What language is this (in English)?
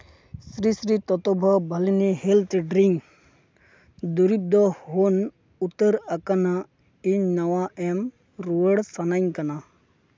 Santali